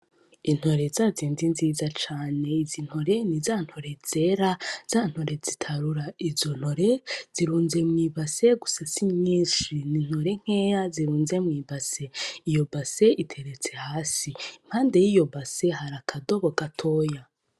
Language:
Rundi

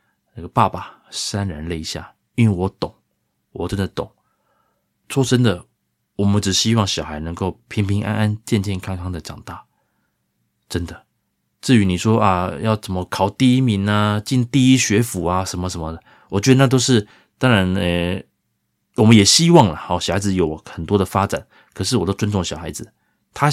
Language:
Chinese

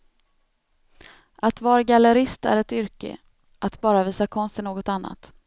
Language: Swedish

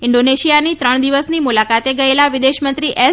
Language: Gujarati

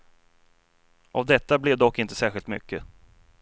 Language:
Swedish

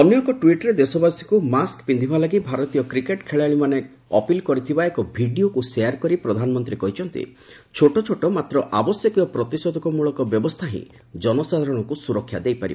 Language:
Odia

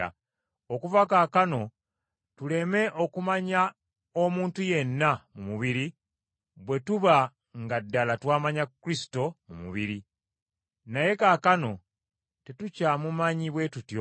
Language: Ganda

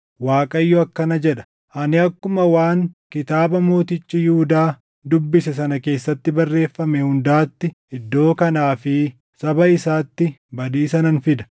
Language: Oromo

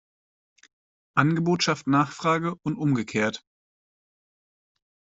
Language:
German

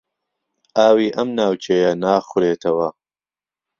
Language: Central Kurdish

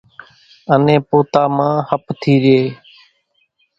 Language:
Kachi Koli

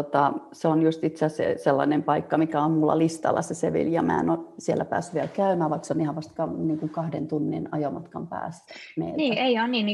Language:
Finnish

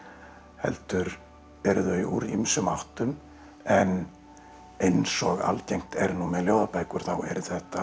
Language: Icelandic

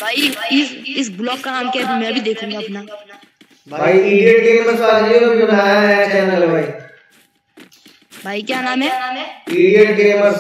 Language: Hindi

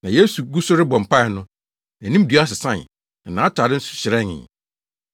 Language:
Akan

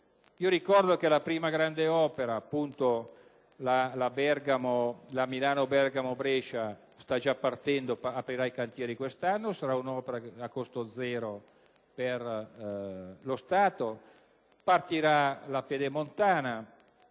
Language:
Italian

